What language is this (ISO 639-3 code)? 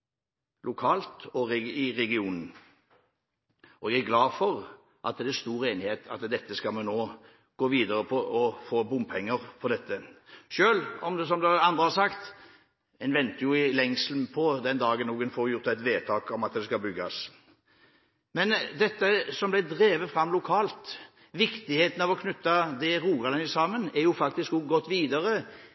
nob